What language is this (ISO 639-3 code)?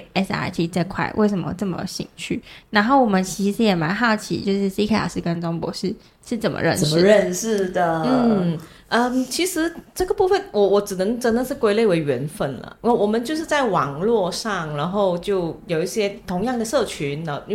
zho